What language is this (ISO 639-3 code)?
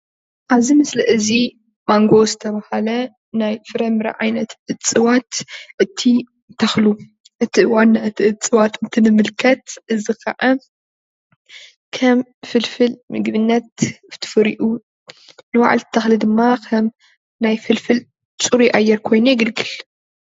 tir